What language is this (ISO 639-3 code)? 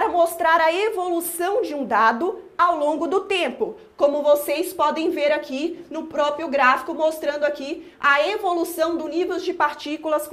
por